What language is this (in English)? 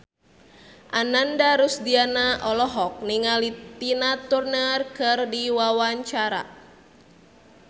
Sundanese